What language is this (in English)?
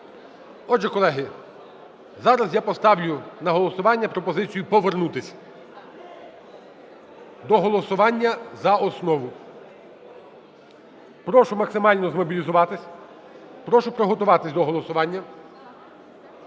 Ukrainian